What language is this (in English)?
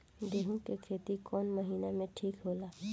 Bhojpuri